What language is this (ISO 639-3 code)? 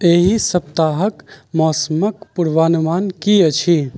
mai